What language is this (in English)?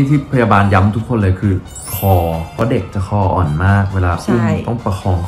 Thai